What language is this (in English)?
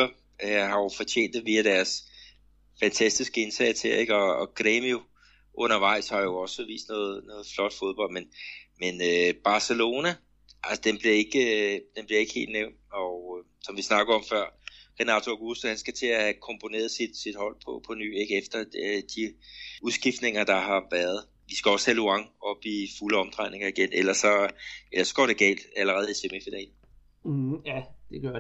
Danish